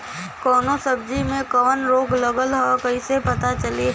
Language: Bhojpuri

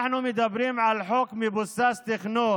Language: Hebrew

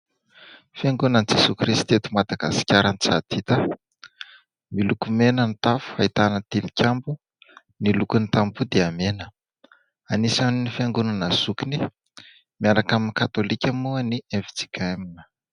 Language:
Malagasy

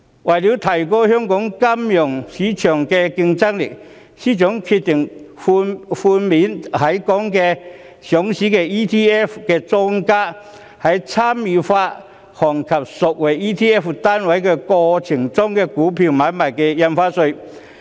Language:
Cantonese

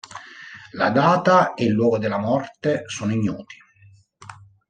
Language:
Italian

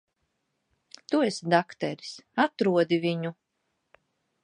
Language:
Latvian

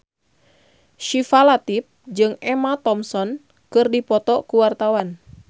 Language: Sundanese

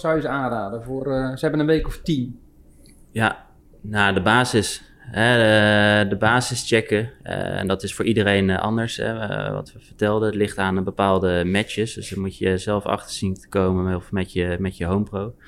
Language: Dutch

